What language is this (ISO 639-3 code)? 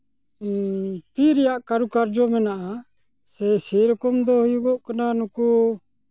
sat